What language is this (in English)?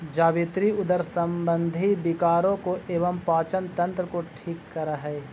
Magahi